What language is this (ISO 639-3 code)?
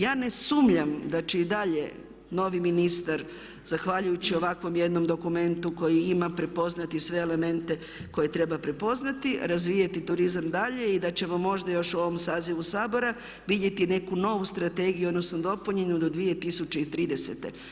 hrv